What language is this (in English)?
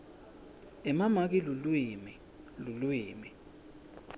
Swati